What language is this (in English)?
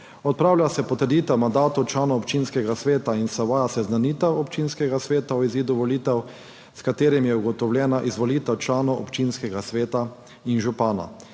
Slovenian